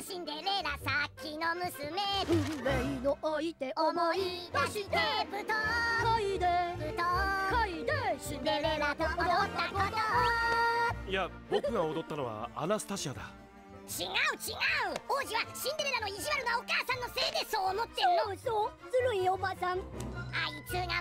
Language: Japanese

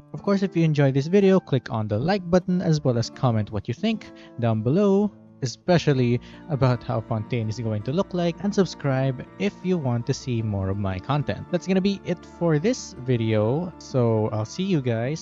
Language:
English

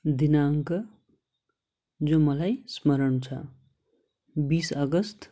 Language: Nepali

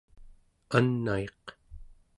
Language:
Central Yupik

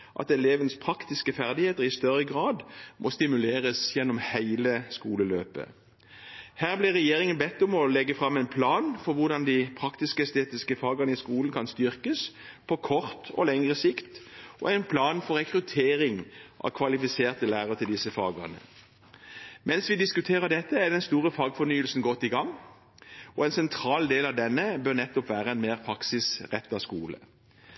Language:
Norwegian Bokmål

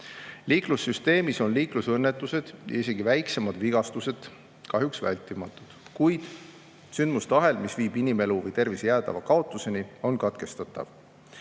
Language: Estonian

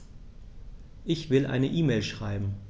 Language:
German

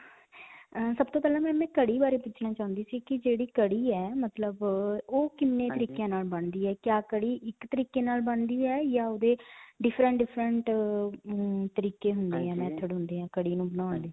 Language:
Punjabi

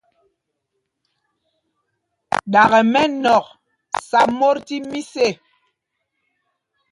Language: Mpumpong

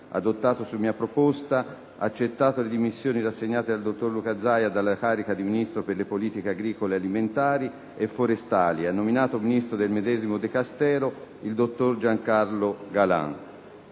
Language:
Italian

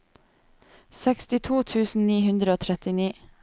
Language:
Norwegian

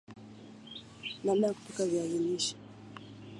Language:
Swahili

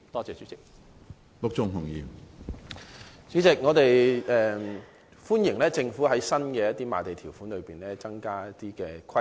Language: Cantonese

